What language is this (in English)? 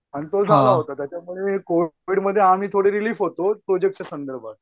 Marathi